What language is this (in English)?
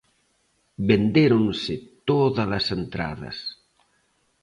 Galician